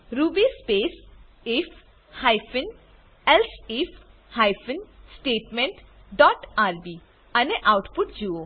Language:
Gujarati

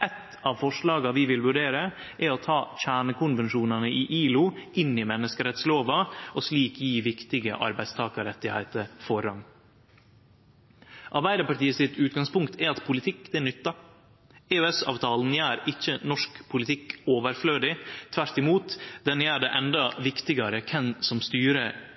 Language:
Norwegian Nynorsk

